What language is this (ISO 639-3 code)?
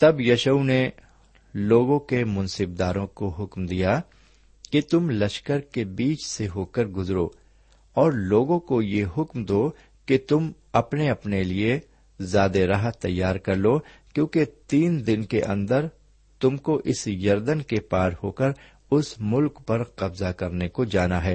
urd